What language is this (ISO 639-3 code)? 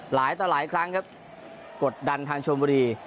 tha